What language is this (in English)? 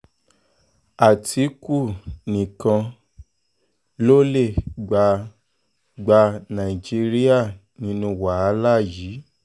Yoruba